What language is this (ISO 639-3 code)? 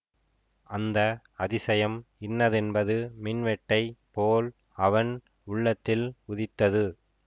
tam